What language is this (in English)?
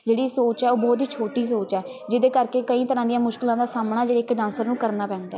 Punjabi